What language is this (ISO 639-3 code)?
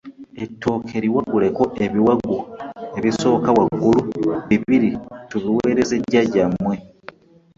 lug